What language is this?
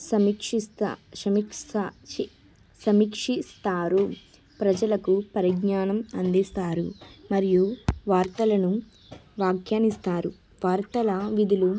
Telugu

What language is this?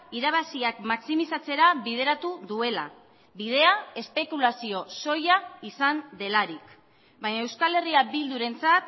Basque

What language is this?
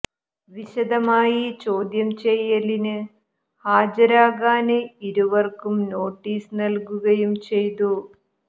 Malayalam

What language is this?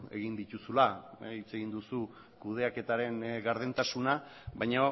Basque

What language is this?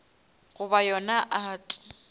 Northern Sotho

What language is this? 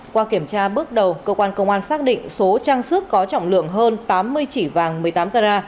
Vietnamese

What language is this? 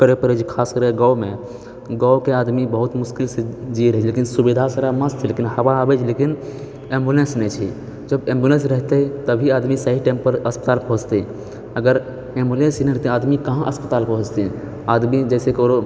Maithili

